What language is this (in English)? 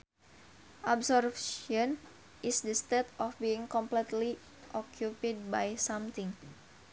Sundanese